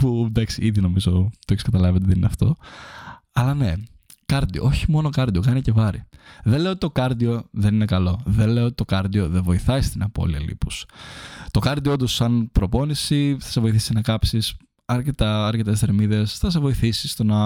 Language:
Greek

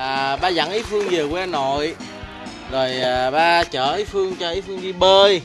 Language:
Vietnamese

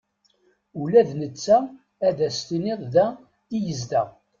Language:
Kabyle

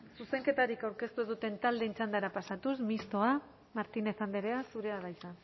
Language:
Basque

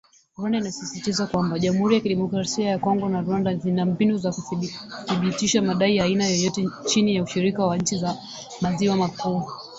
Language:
Swahili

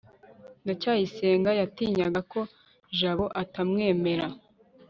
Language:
Kinyarwanda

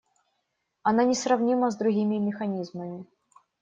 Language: Russian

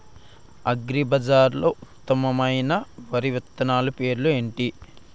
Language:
Telugu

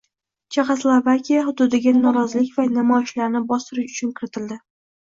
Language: Uzbek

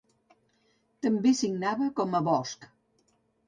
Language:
Catalan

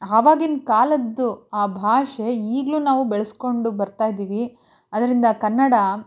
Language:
Kannada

